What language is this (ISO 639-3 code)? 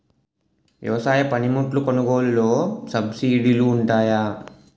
tel